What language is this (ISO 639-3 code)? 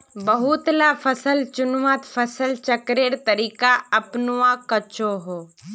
mag